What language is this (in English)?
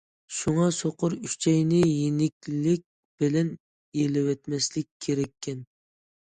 Uyghur